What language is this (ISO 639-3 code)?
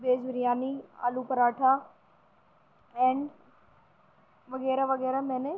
urd